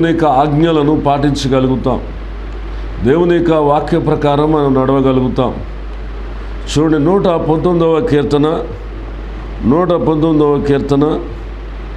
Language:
Romanian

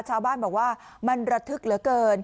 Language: Thai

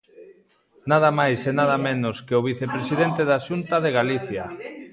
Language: Galician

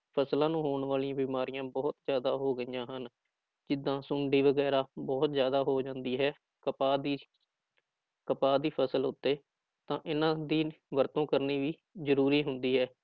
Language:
Punjabi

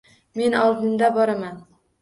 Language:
Uzbek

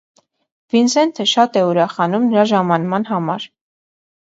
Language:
Armenian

